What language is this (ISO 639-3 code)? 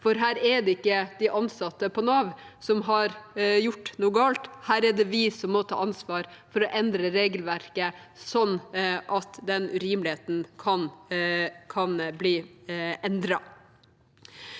nor